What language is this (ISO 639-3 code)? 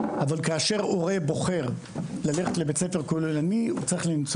heb